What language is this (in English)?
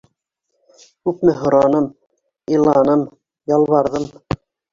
Bashkir